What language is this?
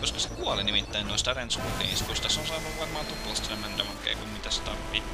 Finnish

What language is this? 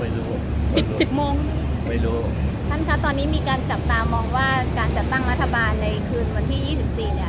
Thai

